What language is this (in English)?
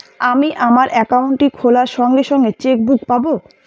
Bangla